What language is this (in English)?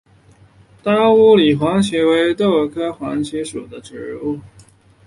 Chinese